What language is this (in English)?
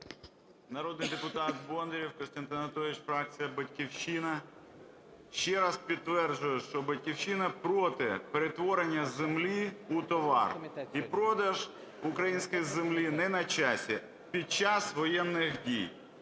Ukrainian